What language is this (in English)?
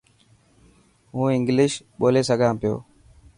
Dhatki